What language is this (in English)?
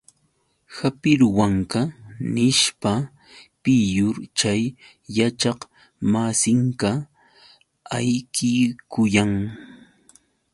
Yauyos Quechua